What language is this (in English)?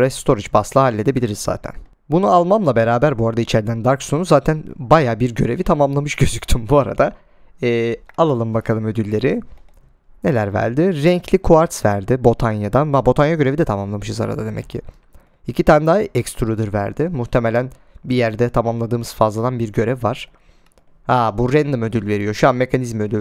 Turkish